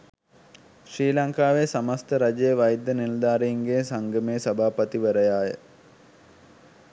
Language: Sinhala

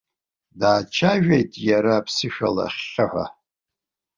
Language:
Abkhazian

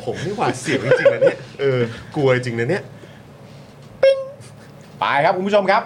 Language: Thai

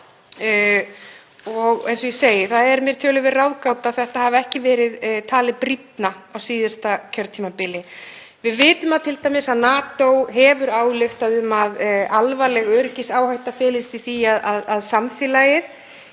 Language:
Icelandic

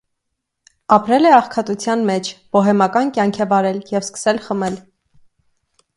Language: Armenian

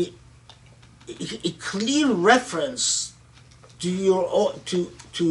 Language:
English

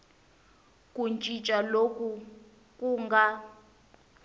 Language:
Tsonga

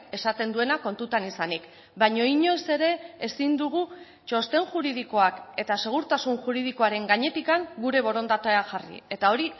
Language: Basque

